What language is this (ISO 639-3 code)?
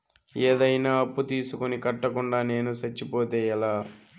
tel